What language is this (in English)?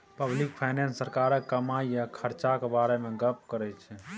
Maithili